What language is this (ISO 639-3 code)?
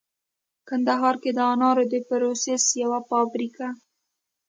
pus